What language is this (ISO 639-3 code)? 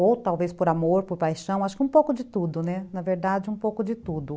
por